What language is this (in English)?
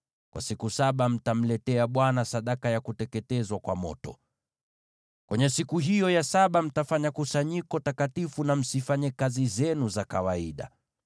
Swahili